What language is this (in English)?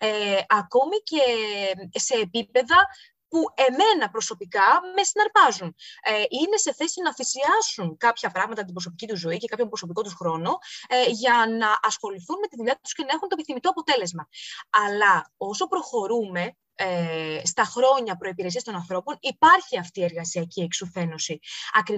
Greek